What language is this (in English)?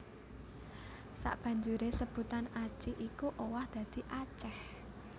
Javanese